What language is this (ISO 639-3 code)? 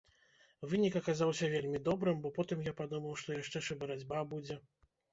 bel